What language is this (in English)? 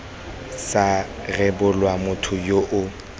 Tswana